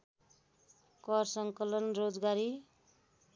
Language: Nepali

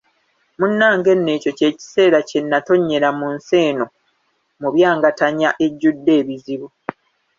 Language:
Ganda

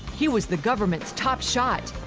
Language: English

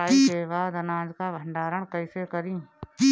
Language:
Bhojpuri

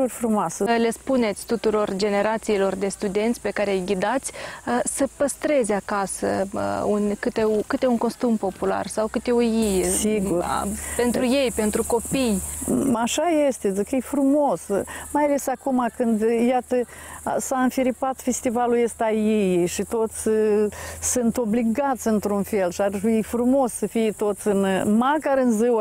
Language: Romanian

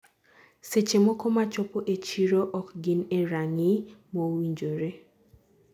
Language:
Luo (Kenya and Tanzania)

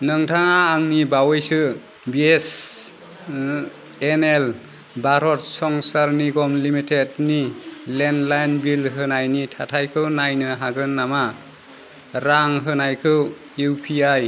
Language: Bodo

